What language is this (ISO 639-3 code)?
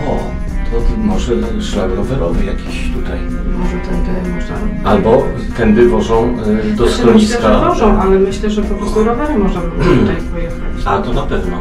pol